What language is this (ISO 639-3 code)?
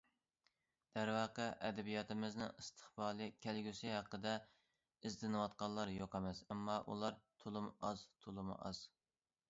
uig